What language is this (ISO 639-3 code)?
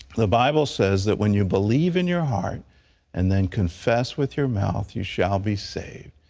eng